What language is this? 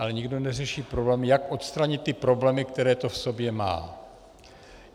Czech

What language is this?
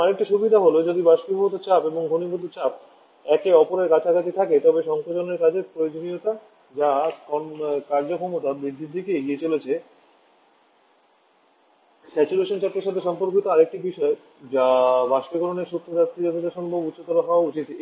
Bangla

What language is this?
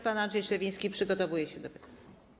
Polish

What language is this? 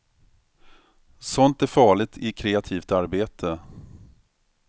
Swedish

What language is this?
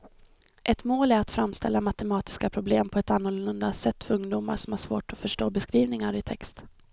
Swedish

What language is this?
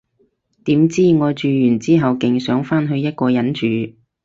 Cantonese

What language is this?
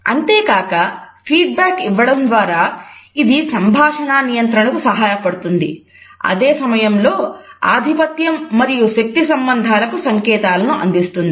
Telugu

